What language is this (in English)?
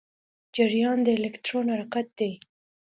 Pashto